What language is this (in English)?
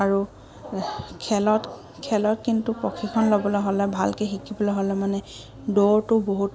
Assamese